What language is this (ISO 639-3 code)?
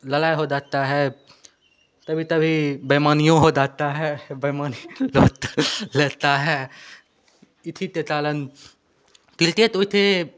hin